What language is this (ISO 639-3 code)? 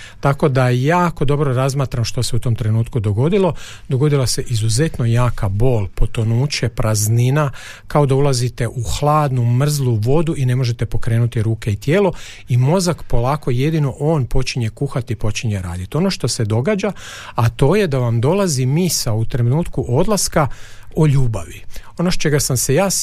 hrv